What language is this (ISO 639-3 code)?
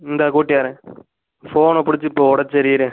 tam